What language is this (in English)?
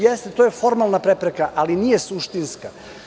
Serbian